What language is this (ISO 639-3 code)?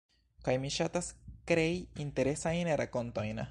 epo